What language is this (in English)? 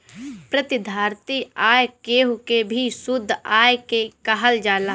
Bhojpuri